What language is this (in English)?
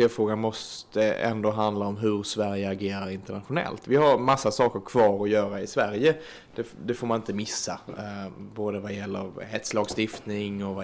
Swedish